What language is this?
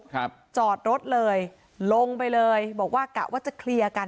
Thai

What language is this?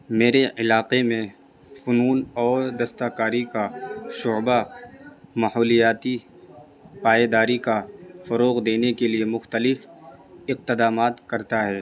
Urdu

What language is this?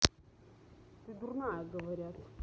Russian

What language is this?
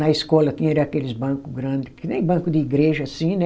Portuguese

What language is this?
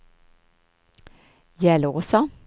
Swedish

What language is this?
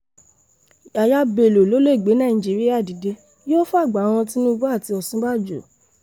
Yoruba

